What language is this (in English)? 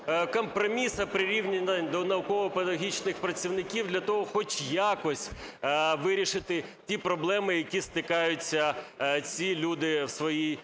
Ukrainian